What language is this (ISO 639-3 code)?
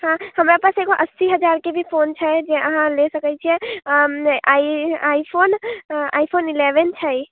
mai